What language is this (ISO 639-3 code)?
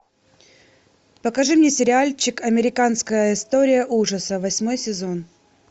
rus